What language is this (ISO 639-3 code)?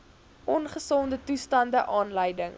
afr